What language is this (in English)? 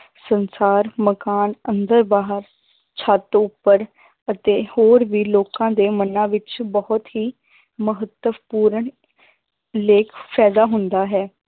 Punjabi